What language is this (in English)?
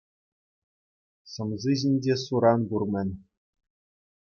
Chuvash